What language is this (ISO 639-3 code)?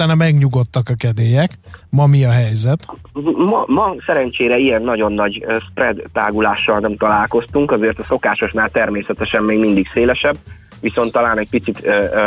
hun